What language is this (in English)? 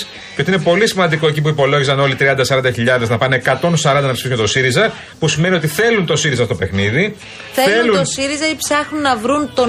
Greek